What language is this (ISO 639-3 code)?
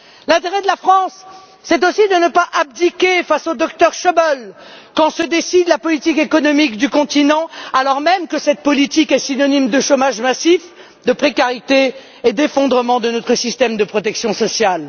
fra